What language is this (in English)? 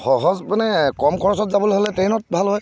Assamese